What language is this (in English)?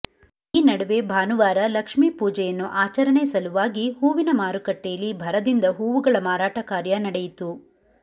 Kannada